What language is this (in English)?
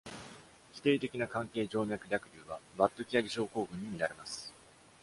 Japanese